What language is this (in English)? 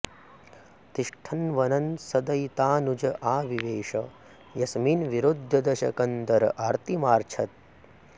Sanskrit